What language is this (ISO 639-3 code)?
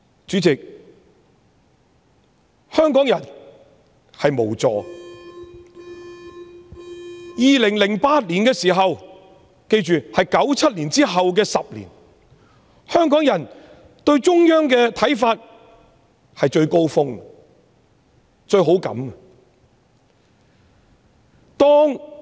yue